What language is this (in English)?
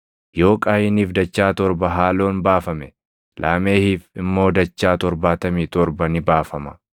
Oromo